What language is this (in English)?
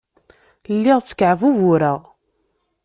Kabyle